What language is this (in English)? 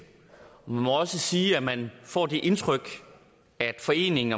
Danish